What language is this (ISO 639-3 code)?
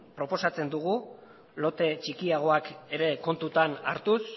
eus